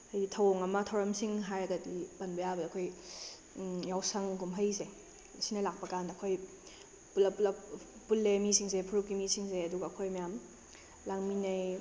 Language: Manipuri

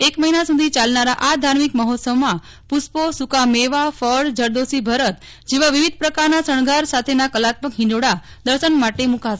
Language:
Gujarati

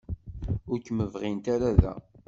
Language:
Kabyle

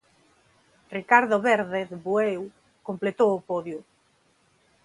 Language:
Galician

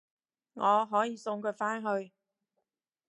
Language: Cantonese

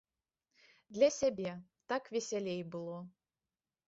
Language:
Belarusian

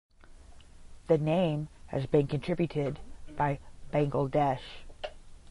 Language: English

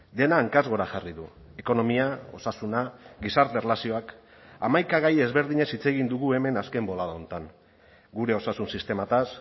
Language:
Basque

